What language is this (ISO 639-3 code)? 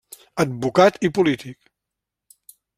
cat